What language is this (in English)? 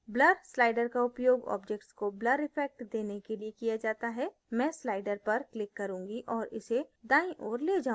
Hindi